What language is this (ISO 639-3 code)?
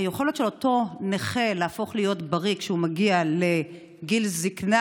heb